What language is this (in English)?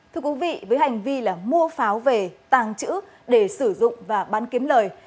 Vietnamese